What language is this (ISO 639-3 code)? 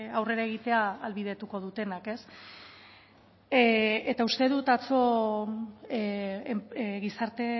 eus